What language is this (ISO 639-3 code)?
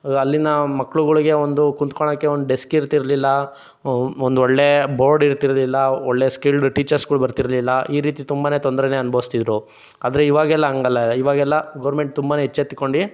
kan